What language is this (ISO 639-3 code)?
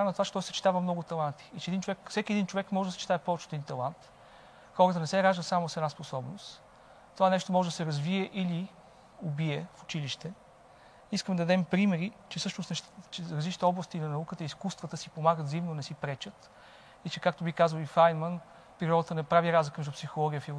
bul